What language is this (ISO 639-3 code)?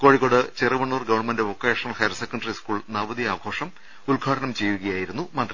mal